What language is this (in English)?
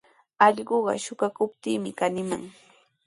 Sihuas Ancash Quechua